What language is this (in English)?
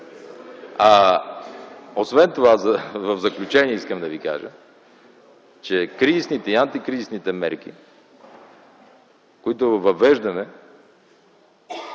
Bulgarian